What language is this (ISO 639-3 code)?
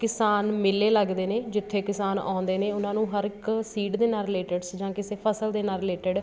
pan